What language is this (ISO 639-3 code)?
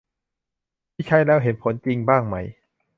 tha